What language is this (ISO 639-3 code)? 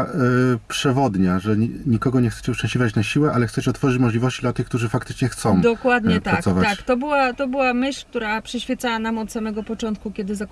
pol